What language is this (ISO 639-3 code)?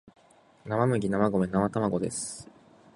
jpn